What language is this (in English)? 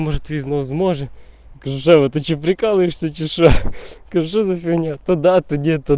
Russian